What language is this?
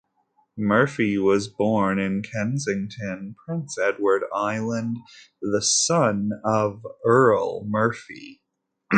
English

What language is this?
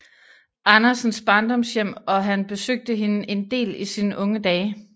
Danish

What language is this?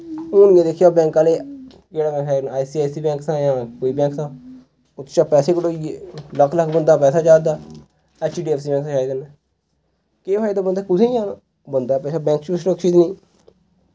Dogri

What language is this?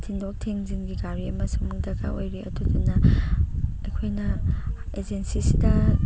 Manipuri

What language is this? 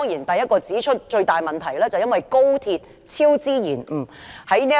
Cantonese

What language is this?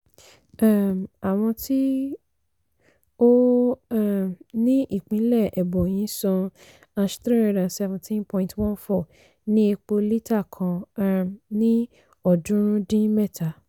Yoruba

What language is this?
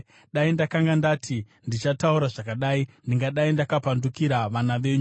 Shona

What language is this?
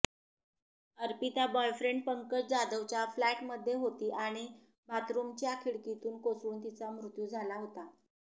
Marathi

